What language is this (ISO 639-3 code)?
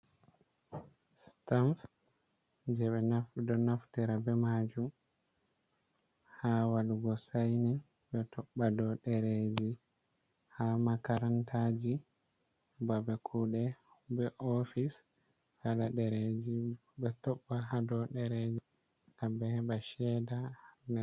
ful